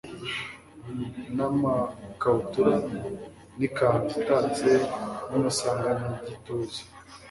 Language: Kinyarwanda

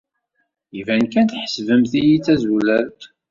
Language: Kabyle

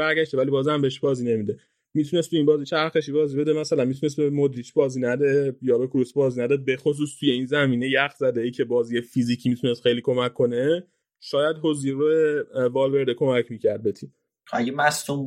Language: Persian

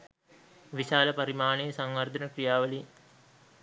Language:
Sinhala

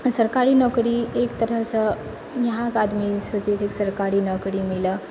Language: Maithili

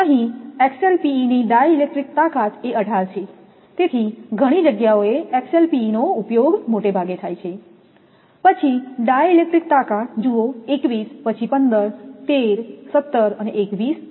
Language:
Gujarati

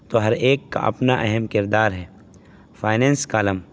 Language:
Urdu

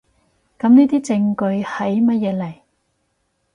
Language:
Cantonese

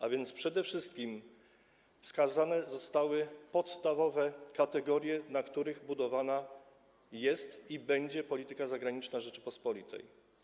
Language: Polish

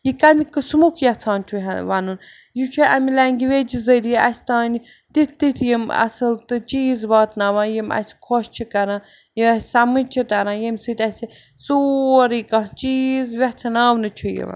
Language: Kashmiri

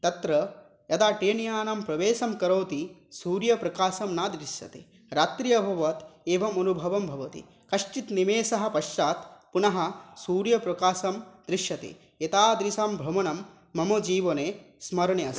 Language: Sanskrit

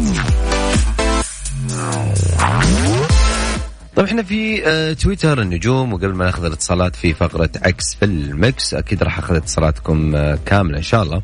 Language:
Arabic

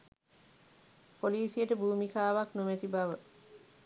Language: Sinhala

